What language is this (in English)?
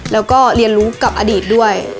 Thai